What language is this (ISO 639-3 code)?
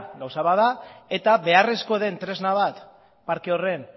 eus